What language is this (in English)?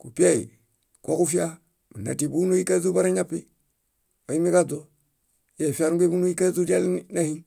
Bayot